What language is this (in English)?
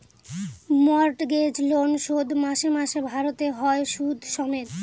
Bangla